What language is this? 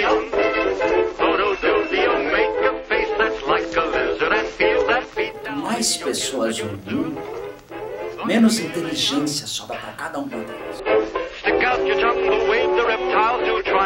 Portuguese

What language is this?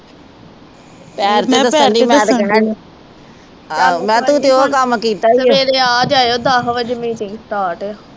Punjabi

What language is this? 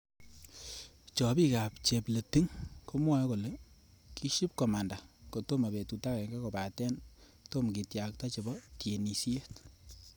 Kalenjin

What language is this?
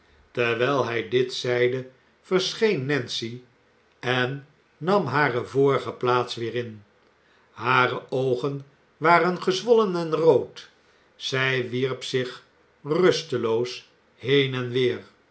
Dutch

